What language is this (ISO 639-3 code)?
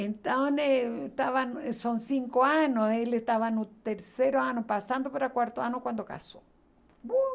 por